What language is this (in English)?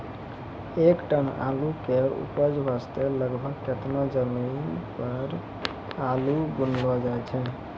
Maithili